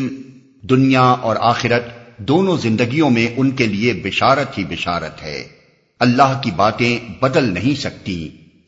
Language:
Urdu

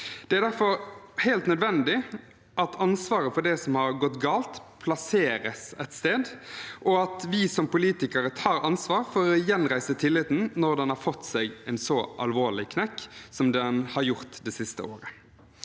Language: Norwegian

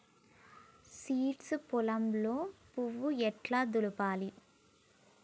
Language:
Telugu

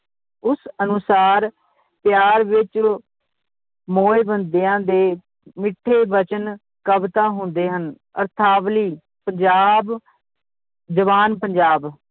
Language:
Punjabi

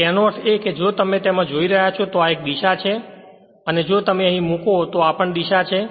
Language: Gujarati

